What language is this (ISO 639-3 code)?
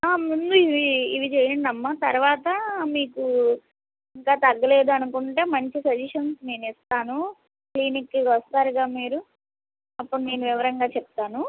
tel